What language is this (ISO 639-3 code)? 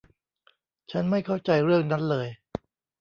tha